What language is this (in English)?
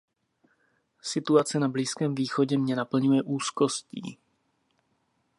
Czech